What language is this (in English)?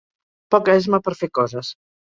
Catalan